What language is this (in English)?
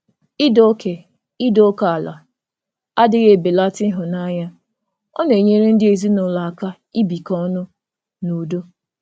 Igbo